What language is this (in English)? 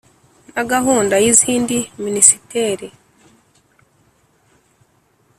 Kinyarwanda